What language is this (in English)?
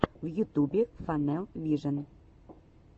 Russian